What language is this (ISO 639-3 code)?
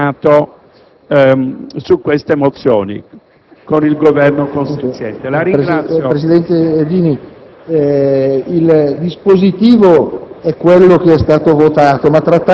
ita